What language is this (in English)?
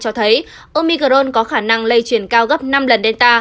Vietnamese